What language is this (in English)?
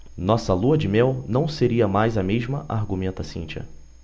Portuguese